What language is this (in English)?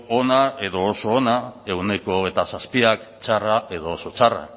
Basque